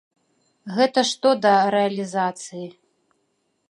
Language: Belarusian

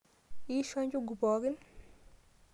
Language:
Masai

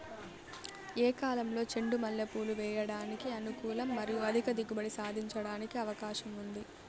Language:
Telugu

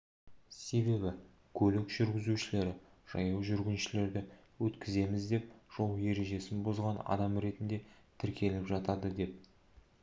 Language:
Kazakh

